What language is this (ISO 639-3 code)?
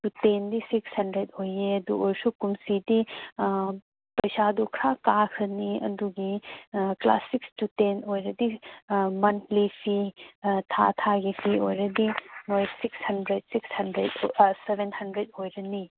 mni